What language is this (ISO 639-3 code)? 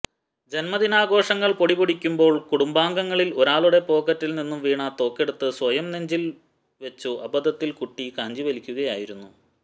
mal